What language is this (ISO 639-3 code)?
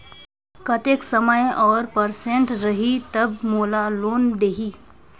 hne